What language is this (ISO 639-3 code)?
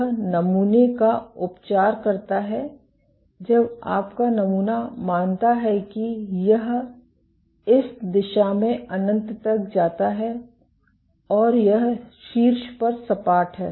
hin